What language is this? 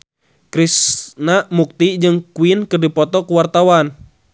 Sundanese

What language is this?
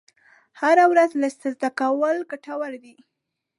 Pashto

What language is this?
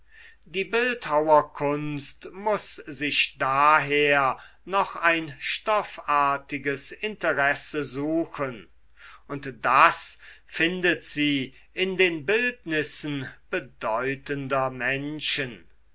German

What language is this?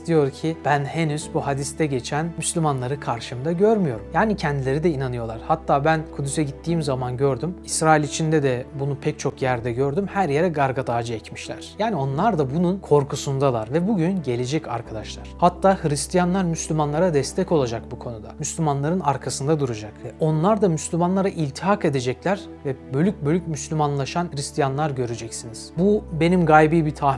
Turkish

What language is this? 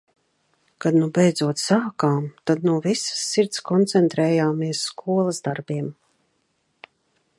Latvian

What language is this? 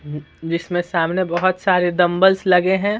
Hindi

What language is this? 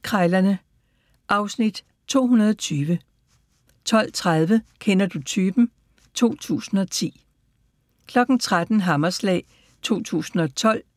Danish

